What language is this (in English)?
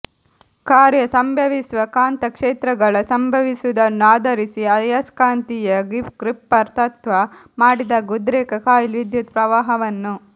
Kannada